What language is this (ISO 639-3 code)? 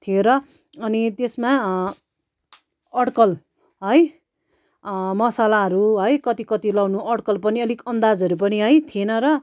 nep